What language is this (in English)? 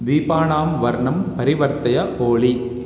Sanskrit